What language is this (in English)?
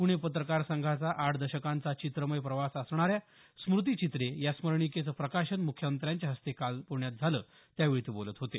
Marathi